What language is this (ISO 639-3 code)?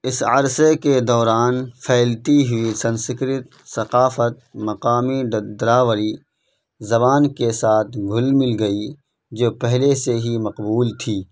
urd